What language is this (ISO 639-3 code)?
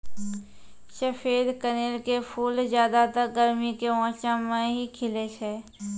mai